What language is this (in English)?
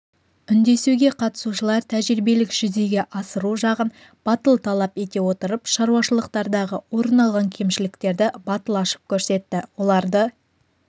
Kazakh